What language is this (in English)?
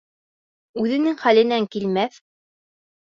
Bashkir